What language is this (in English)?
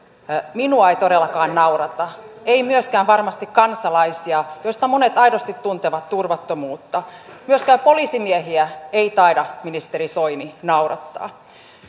Finnish